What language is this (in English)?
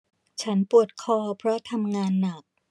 Thai